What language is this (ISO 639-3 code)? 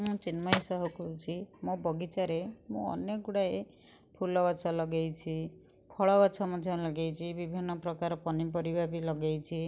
ori